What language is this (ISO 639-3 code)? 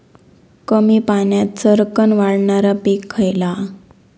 mar